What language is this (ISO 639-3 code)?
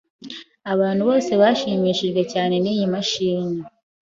kin